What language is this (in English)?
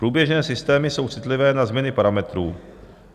Czech